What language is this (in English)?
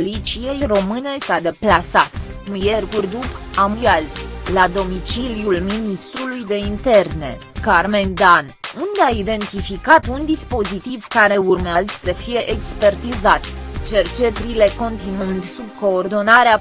Romanian